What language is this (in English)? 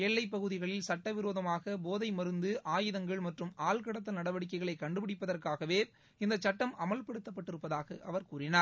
Tamil